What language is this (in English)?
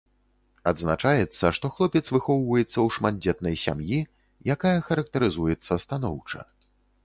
Belarusian